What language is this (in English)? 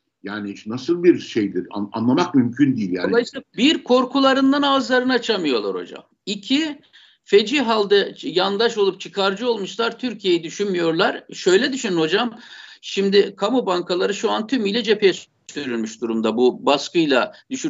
Turkish